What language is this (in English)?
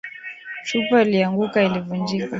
Swahili